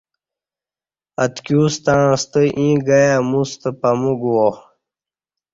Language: Kati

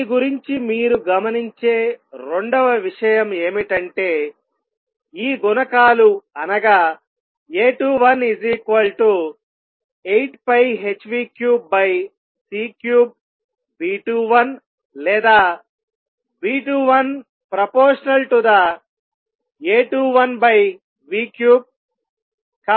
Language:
Telugu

